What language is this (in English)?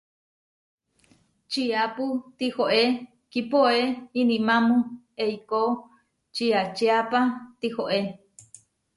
Huarijio